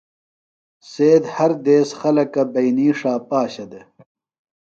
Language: Phalura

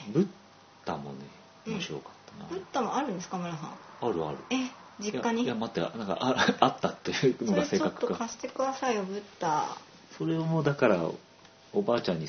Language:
Japanese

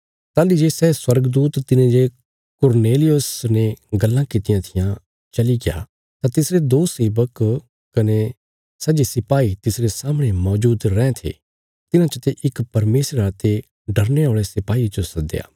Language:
Bilaspuri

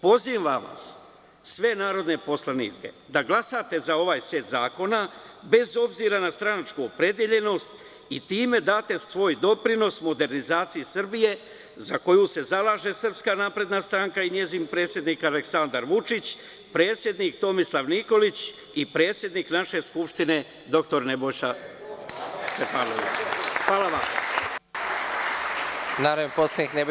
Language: Serbian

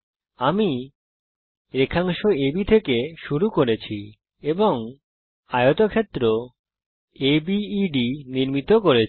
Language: Bangla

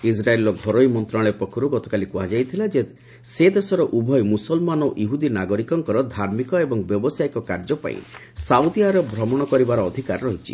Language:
Odia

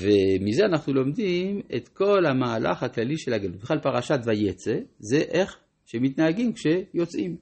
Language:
Hebrew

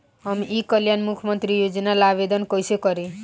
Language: Bhojpuri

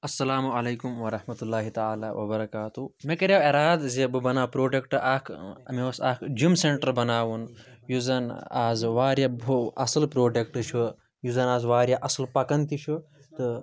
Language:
Kashmiri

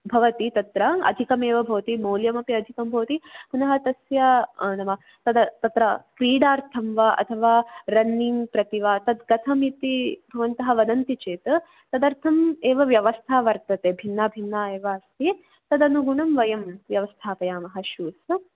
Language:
Sanskrit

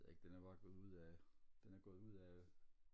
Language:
Danish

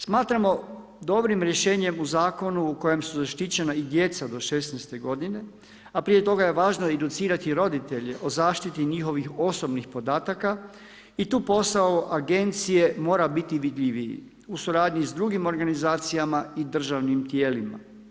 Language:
Croatian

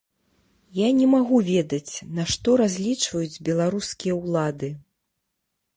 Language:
Belarusian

